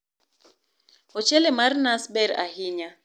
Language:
Luo (Kenya and Tanzania)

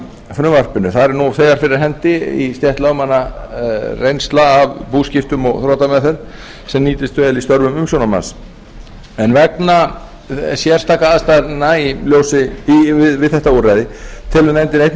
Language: Icelandic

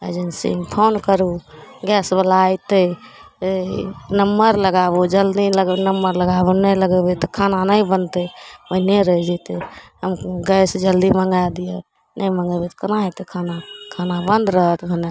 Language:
Maithili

